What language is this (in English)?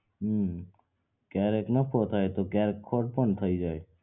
Gujarati